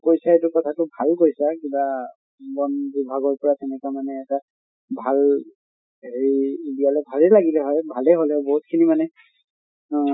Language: Assamese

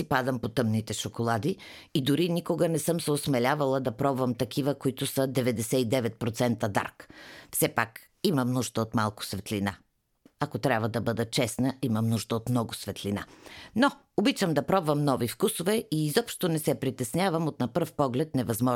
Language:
Bulgarian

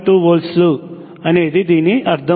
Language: Telugu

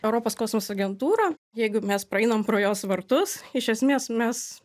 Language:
Lithuanian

